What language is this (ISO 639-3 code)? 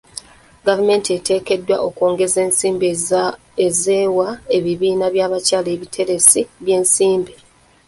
lug